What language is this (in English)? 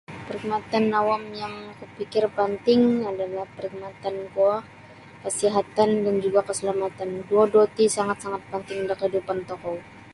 Sabah Bisaya